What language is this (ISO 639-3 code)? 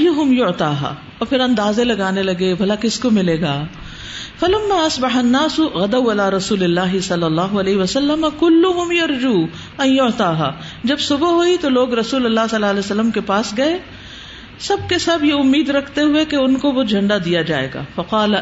urd